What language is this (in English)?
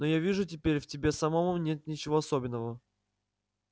Russian